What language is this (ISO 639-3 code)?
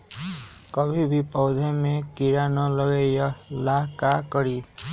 mag